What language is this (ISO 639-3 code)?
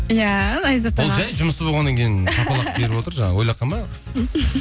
kaz